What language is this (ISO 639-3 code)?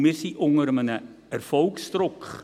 gsw